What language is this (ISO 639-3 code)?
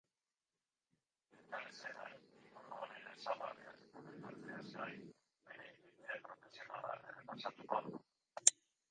eus